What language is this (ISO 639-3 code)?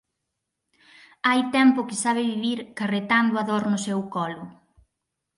glg